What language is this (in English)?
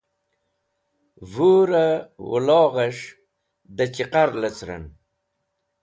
Wakhi